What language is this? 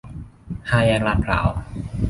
Thai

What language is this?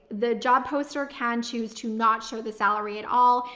English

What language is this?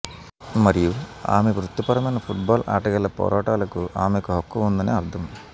Telugu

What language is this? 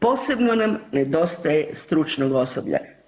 Croatian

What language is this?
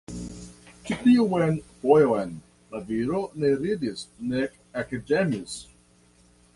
Esperanto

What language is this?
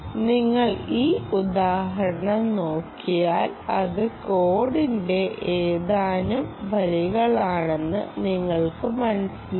Malayalam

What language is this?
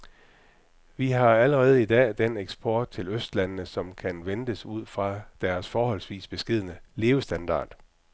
Danish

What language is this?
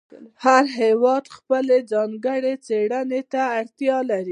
Pashto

